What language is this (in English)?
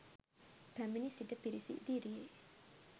Sinhala